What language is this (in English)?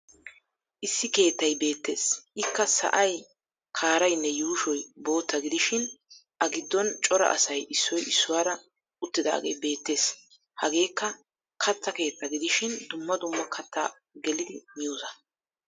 Wolaytta